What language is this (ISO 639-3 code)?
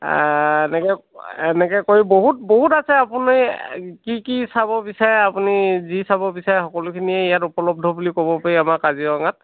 asm